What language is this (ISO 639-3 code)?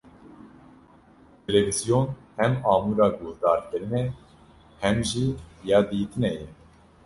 kur